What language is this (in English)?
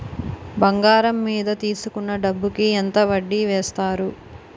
Telugu